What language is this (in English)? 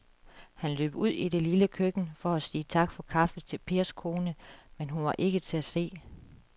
Danish